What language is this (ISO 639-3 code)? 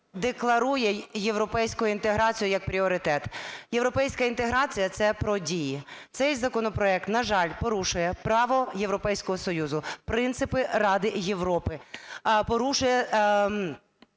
ukr